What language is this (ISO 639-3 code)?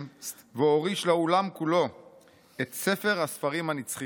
heb